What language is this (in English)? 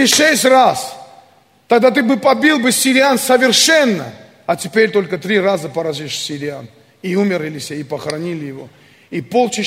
Russian